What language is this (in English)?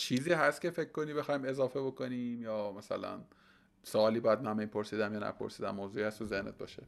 Persian